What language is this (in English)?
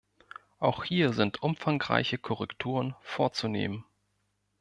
German